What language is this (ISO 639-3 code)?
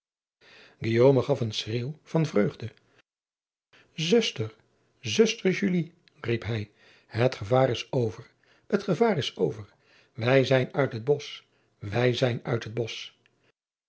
nld